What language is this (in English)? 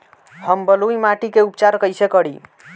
Bhojpuri